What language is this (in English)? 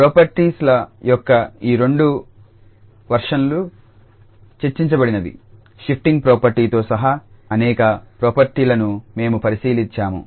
Telugu